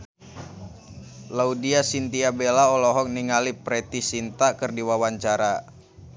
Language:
Sundanese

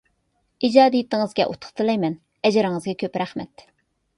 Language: Uyghur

